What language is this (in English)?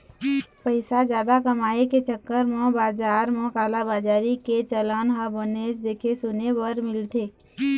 Chhattisgarhi